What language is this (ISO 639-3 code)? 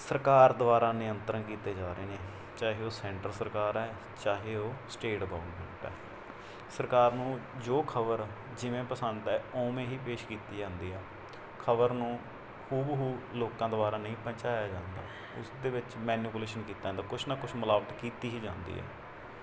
pan